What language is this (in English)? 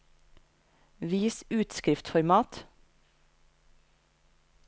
Norwegian